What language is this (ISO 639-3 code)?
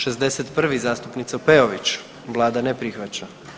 hrv